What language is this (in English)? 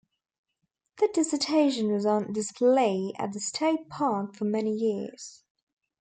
English